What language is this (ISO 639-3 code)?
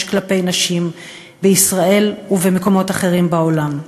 heb